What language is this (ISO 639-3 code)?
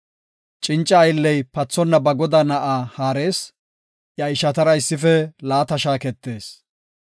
gof